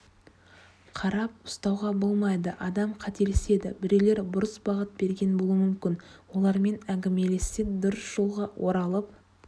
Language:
Kazakh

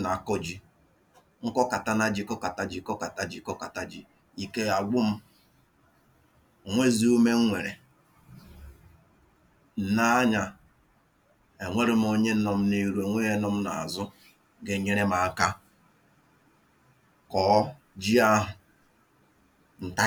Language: Igbo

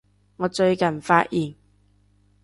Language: Cantonese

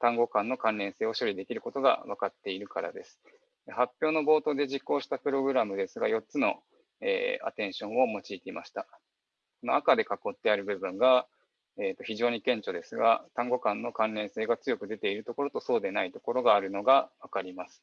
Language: Japanese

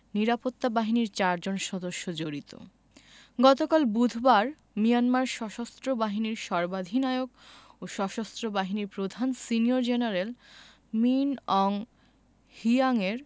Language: Bangla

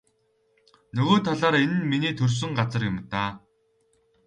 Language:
Mongolian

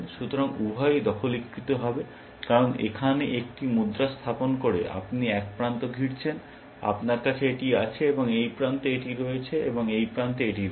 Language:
Bangla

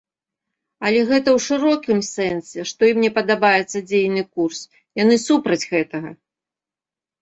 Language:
Belarusian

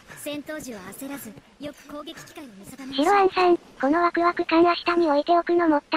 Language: Japanese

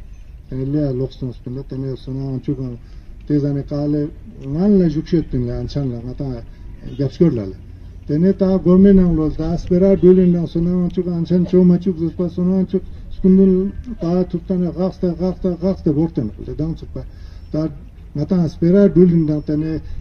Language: Romanian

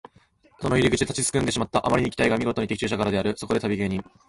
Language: Japanese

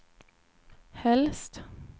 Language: Swedish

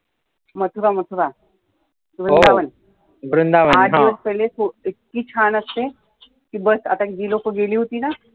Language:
Marathi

